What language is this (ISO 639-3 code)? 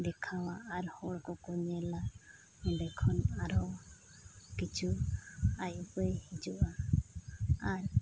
sat